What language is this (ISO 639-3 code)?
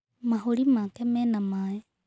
kik